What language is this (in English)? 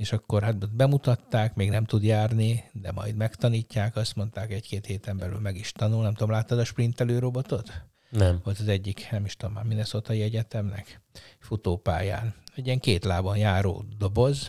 Hungarian